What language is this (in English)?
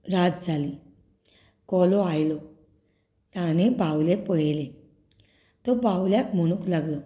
Konkani